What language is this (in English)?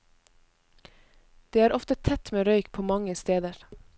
Norwegian